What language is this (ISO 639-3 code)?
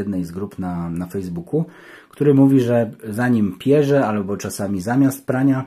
pol